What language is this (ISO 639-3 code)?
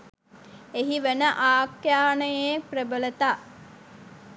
sin